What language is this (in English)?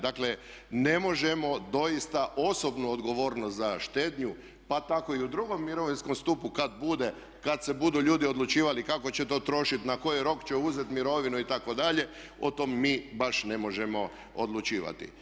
Croatian